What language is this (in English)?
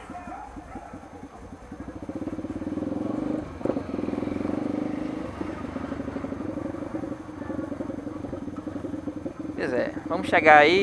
Portuguese